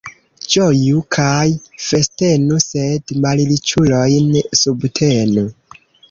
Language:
Esperanto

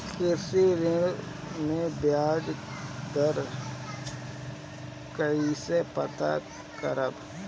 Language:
Bhojpuri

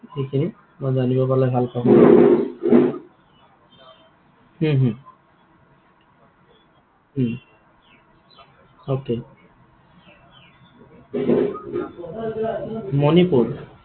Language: Assamese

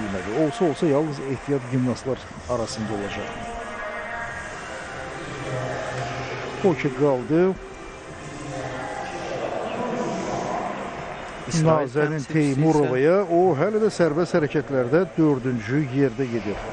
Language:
Turkish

